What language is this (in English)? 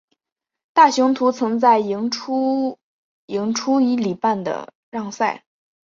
Chinese